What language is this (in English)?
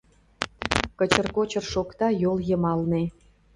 Mari